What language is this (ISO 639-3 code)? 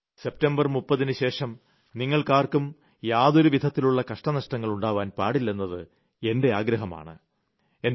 mal